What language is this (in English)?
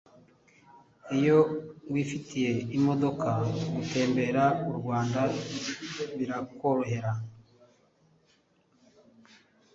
Kinyarwanda